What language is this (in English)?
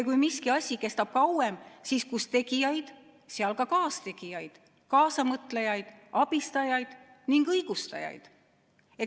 Estonian